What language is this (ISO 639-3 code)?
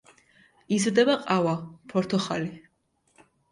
kat